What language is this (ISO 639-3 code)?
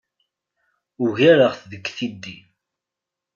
kab